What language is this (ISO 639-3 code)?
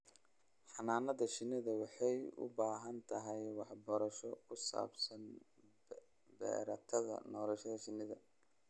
som